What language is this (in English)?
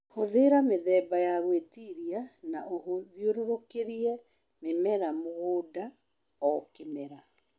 Kikuyu